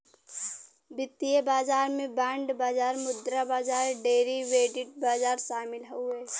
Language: Bhojpuri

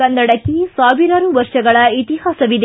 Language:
Kannada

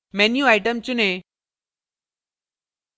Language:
Hindi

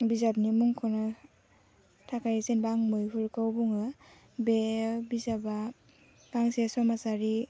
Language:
Bodo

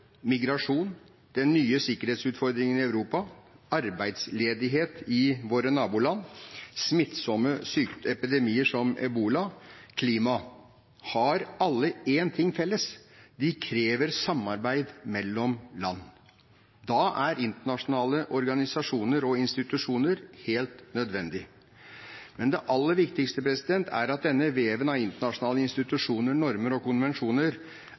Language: Norwegian Bokmål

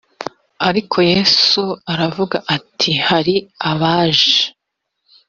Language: Kinyarwanda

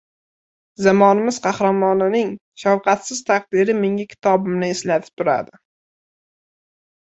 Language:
Uzbek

